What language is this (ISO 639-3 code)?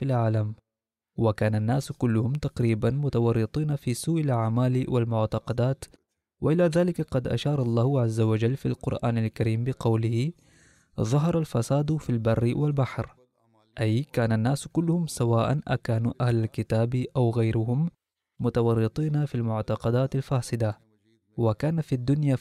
ara